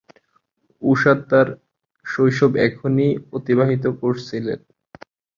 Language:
Bangla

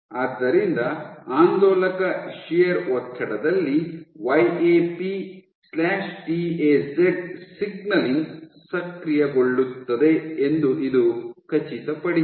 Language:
Kannada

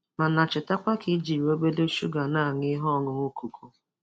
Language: Igbo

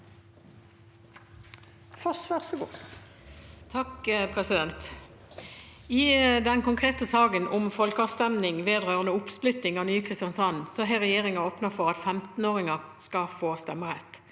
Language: Norwegian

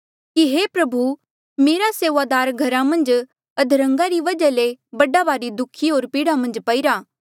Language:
Mandeali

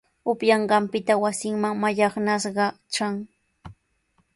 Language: Sihuas Ancash Quechua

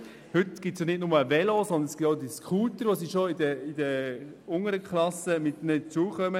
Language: Swiss German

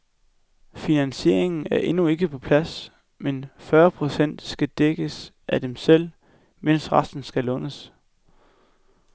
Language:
Danish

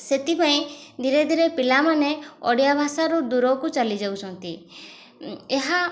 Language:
Odia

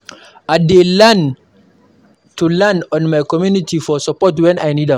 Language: Nigerian Pidgin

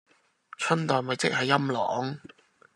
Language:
Cantonese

